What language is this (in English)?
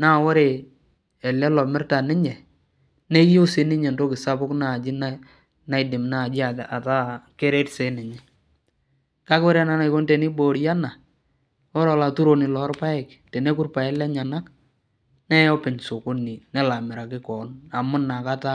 Masai